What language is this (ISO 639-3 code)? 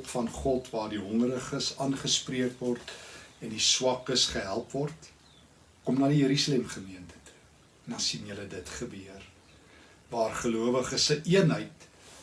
nld